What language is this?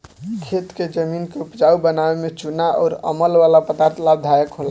Bhojpuri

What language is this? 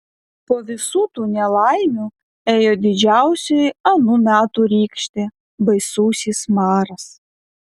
Lithuanian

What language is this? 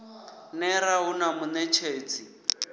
Venda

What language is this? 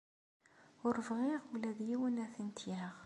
Kabyle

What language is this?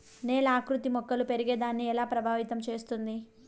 Telugu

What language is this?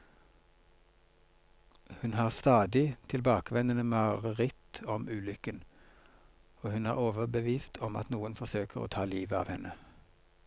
Norwegian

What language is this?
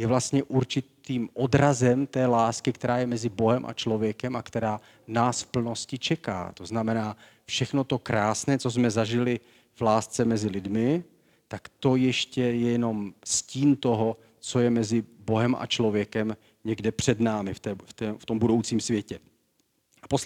Czech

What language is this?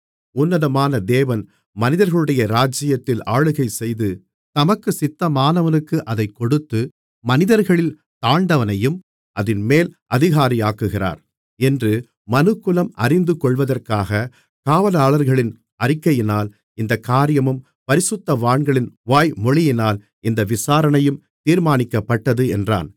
Tamil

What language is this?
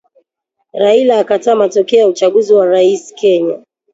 Swahili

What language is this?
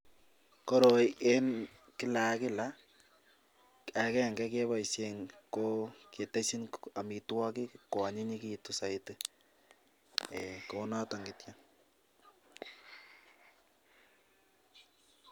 Kalenjin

